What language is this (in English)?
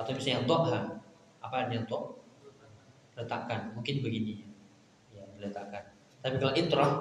Indonesian